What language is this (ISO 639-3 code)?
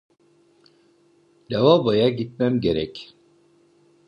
tur